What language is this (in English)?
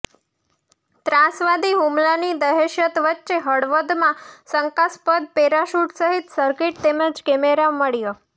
Gujarati